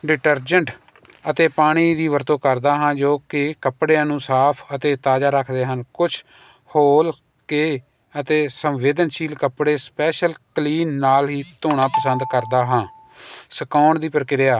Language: Punjabi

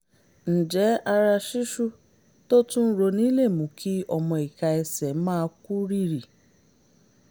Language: Yoruba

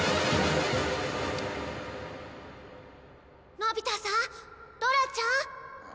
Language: Japanese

